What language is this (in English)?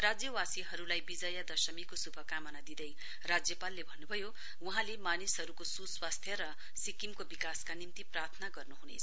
Nepali